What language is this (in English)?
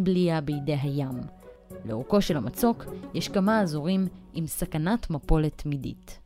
Hebrew